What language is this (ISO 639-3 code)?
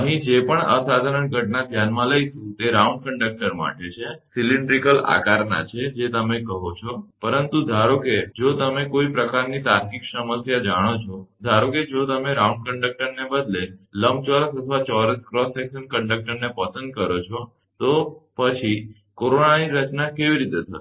guj